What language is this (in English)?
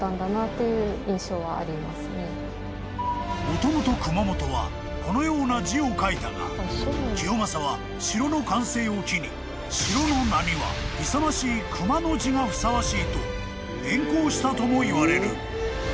Japanese